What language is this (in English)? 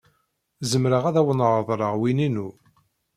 Kabyle